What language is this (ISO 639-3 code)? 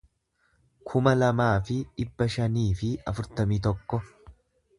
orm